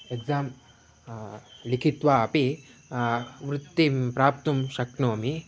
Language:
Sanskrit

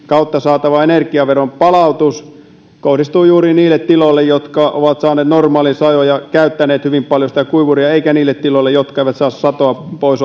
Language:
Finnish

